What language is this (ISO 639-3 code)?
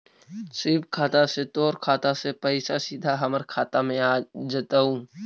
mag